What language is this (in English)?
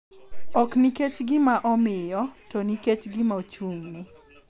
Luo (Kenya and Tanzania)